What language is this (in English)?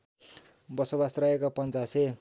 Nepali